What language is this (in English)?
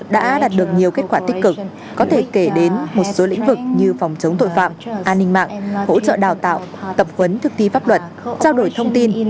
Vietnamese